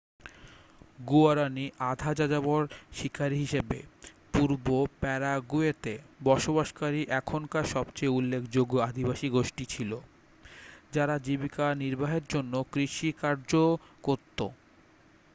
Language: Bangla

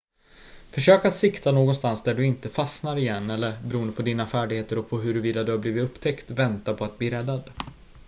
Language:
Swedish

